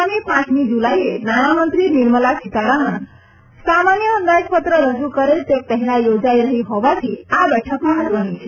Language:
Gujarati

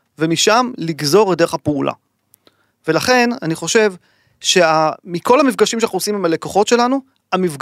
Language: Hebrew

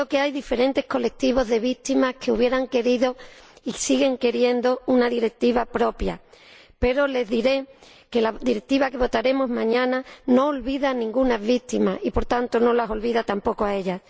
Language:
Spanish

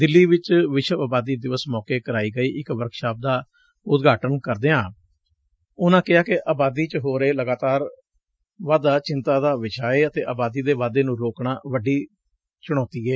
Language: Punjabi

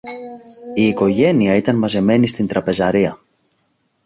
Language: Greek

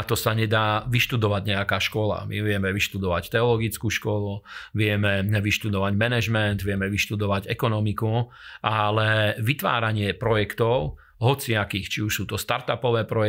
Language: Slovak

